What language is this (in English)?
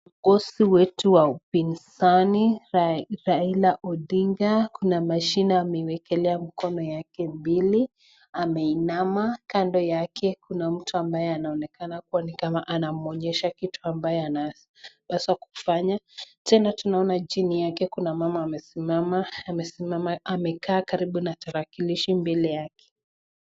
Swahili